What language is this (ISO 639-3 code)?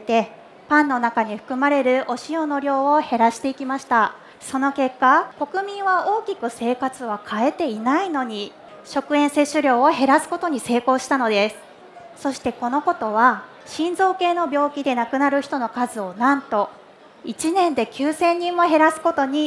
jpn